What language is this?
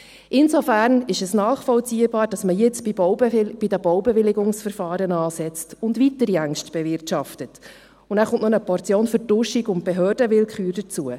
Swiss German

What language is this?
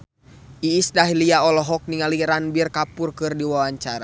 Sundanese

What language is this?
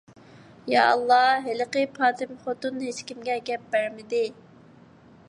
Uyghur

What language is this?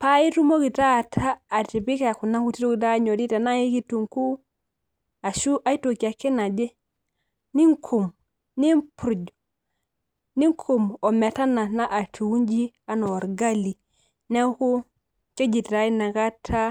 Masai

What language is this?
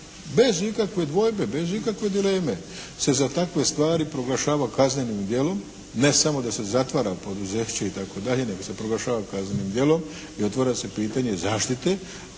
Croatian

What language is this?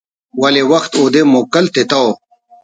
Brahui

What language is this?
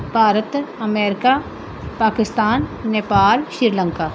Punjabi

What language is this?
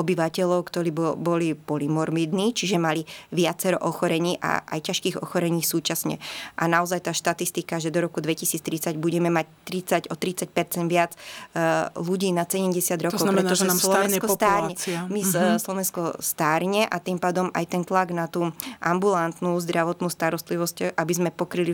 Slovak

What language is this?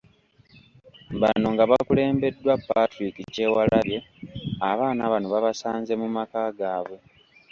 Ganda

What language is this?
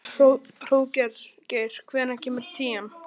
Icelandic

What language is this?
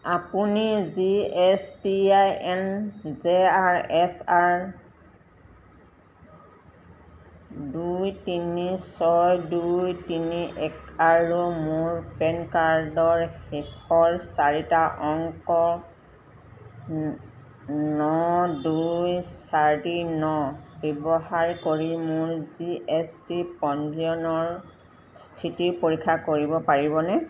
Assamese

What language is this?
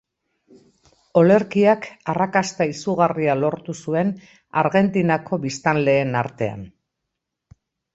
Basque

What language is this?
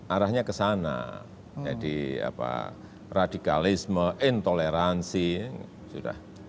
Indonesian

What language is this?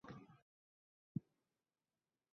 Esperanto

